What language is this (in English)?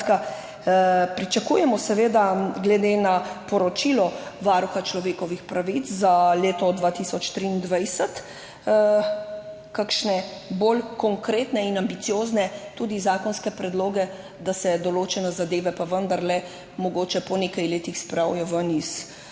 Slovenian